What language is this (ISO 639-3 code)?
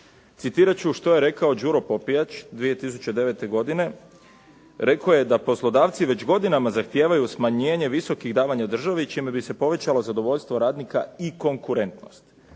hrv